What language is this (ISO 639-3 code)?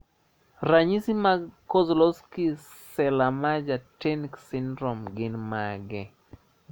luo